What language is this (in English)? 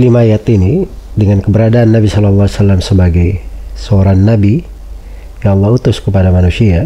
Indonesian